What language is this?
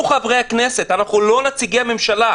Hebrew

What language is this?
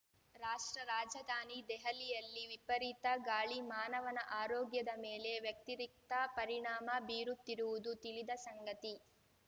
Kannada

